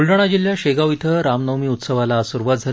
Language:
Marathi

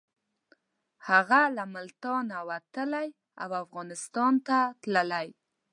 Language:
Pashto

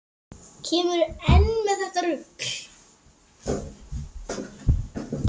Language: Icelandic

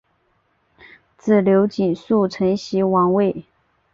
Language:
Chinese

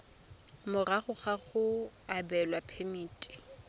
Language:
Tswana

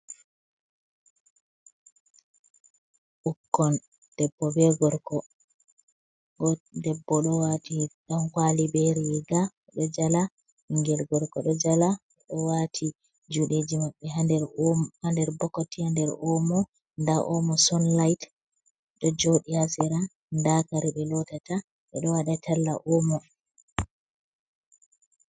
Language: Fula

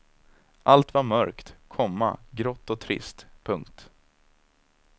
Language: Swedish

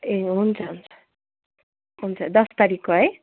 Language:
Nepali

